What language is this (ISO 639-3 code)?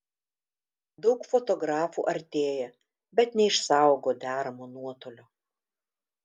lit